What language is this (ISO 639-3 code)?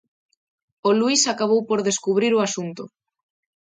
glg